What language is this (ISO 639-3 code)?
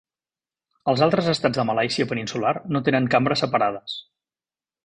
cat